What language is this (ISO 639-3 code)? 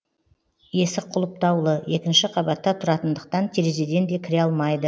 kaz